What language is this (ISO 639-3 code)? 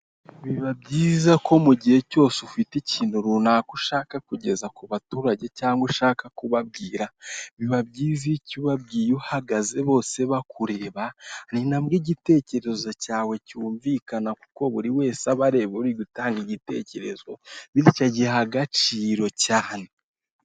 kin